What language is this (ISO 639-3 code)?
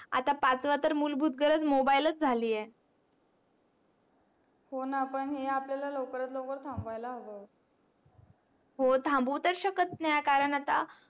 mar